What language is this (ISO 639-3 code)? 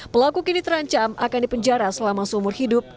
ind